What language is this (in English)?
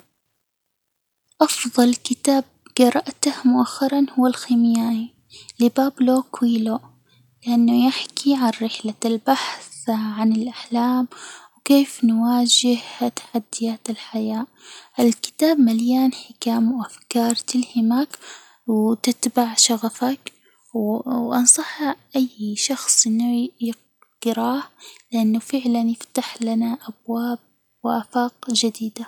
Hijazi Arabic